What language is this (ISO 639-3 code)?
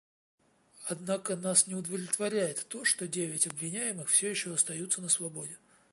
rus